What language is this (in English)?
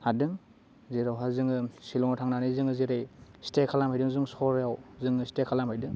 Bodo